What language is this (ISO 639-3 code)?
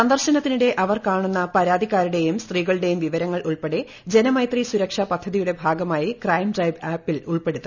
mal